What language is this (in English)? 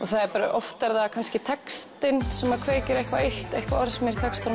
Icelandic